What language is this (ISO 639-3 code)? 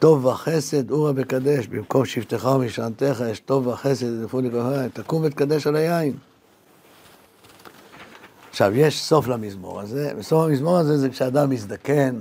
heb